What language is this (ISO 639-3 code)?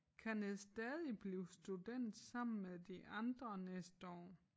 dan